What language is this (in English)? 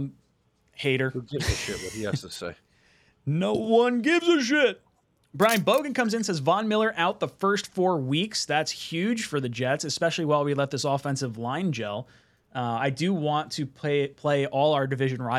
English